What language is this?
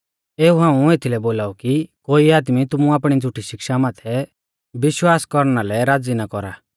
Mahasu Pahari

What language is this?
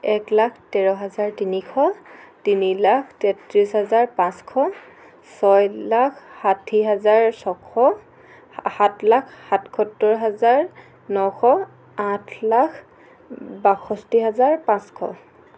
Assamese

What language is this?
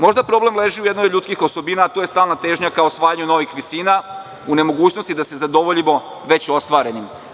Serbian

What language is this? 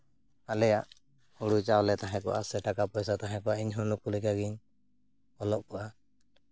Santali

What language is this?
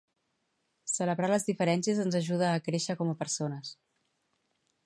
Catalan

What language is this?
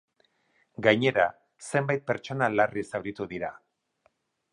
Basque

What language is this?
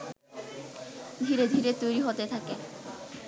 Bangla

